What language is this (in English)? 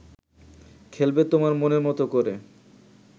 Bangla